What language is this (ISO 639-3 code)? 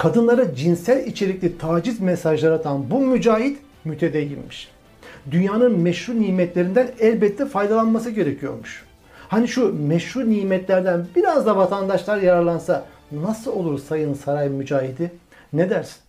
tur